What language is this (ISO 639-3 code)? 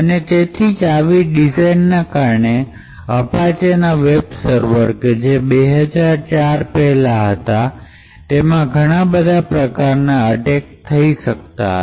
guj